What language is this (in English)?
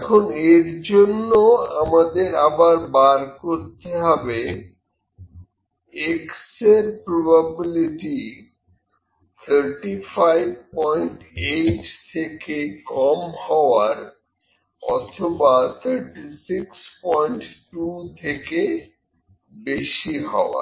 Bangla